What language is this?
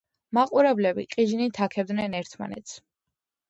Georgian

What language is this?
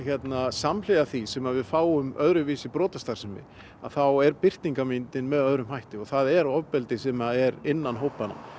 Icelandic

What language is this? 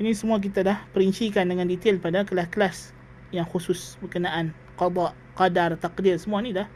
Malay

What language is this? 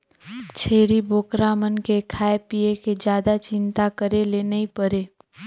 Chhattisgarhi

